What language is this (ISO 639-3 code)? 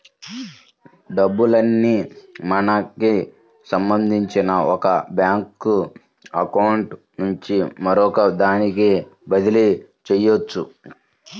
tel